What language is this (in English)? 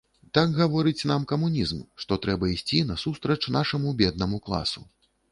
Belarusian